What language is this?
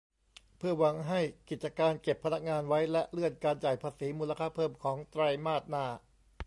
Thai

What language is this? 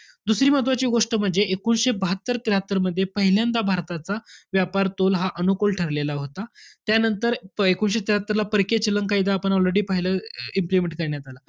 Marathi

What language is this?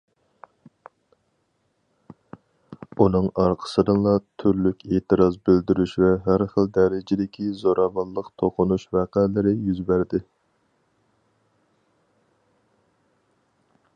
Uyghur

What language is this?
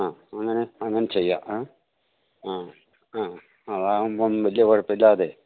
Malayalam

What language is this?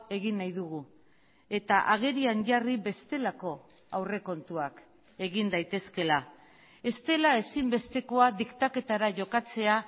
Basque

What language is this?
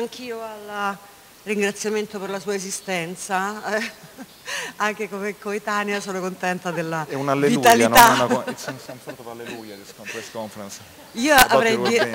Italian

